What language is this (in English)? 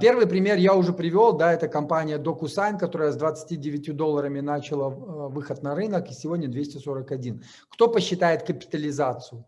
Russian